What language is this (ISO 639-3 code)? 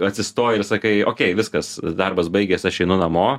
lit